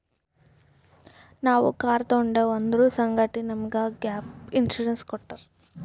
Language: Kannada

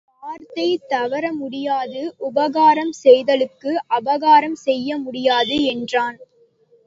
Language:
Tamil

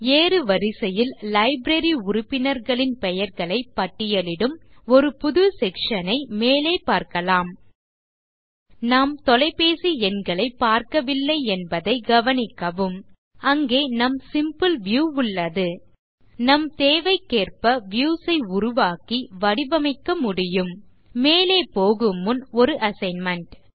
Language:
Tamil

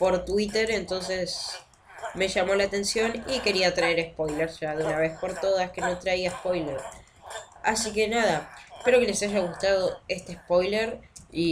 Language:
Spanish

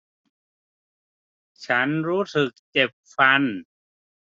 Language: Thai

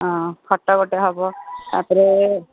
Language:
Odia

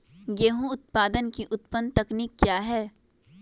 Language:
Magahi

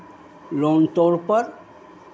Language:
Hindi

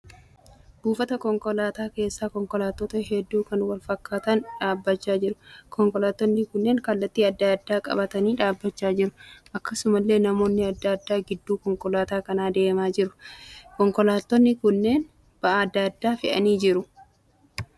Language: Oromo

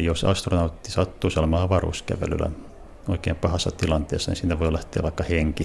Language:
Finnish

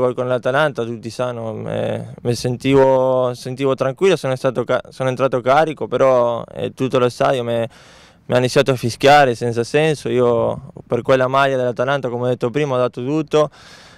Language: Italian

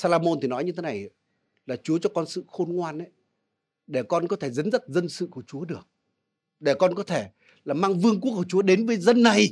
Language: Vietnamese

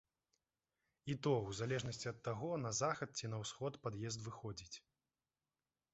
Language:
Belarusian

